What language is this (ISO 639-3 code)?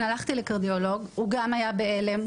heb